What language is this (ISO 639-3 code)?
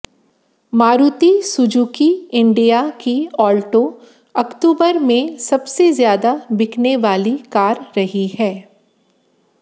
hin